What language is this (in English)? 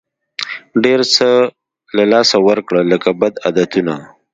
Pashto